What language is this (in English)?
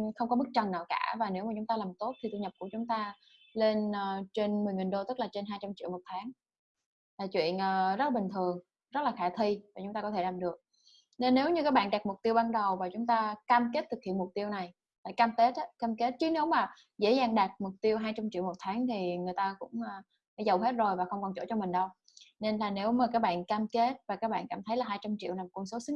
Vietnamese